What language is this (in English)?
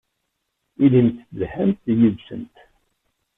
Kabyle